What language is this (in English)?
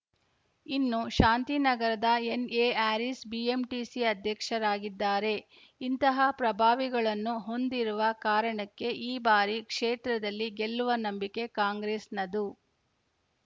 Kannada